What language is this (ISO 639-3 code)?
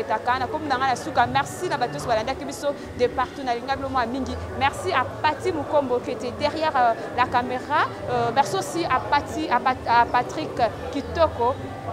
fra